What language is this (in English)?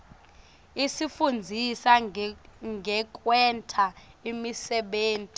Swati